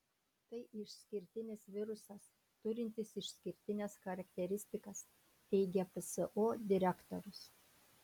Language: Lithuanian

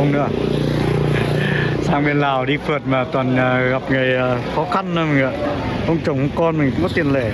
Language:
Vietnamese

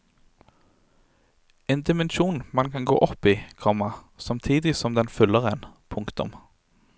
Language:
Norwegian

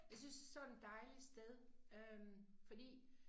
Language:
Danish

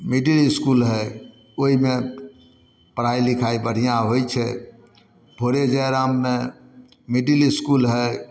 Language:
Maithili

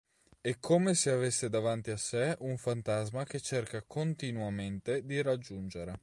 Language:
Italian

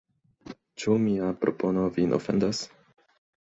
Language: Esperanto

